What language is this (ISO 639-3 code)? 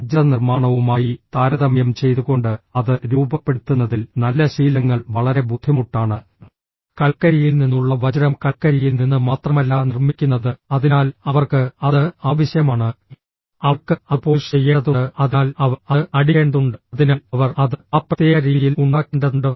mal